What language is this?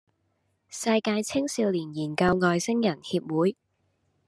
Cantonese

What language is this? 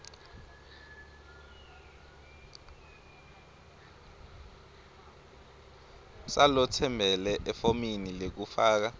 Swati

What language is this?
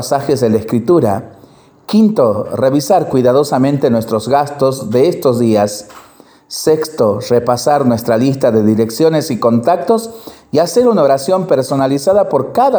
Spanish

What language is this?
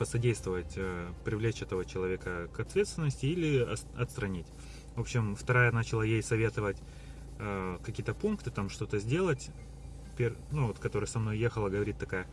Russian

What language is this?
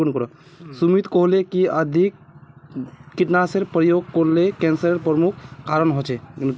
Magahi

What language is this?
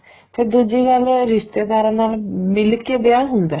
Punjabi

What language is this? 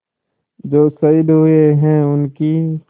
Hindi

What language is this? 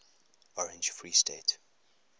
English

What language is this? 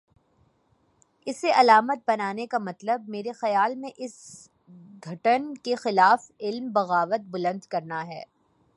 Urdu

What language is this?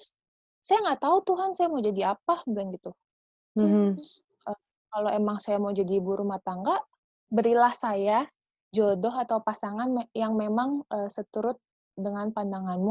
Indonesian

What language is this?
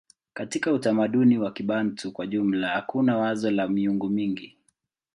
Swahili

